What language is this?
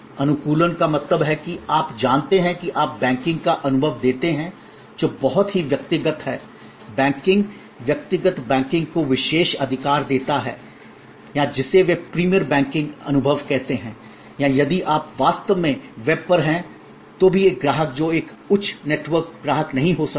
Hindi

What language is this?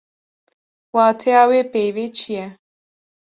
Kurdish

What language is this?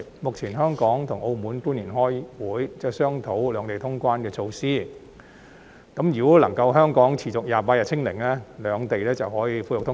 Cantonese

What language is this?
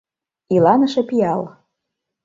Mari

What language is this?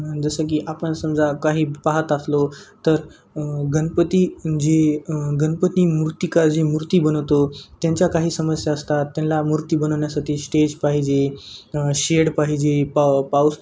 Marathi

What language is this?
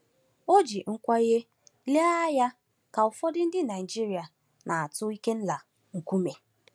Igbo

